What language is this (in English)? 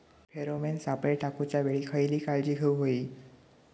Marathi